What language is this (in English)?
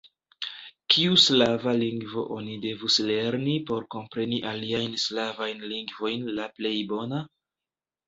Esperanto